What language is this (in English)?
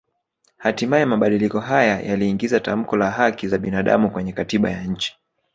Swahili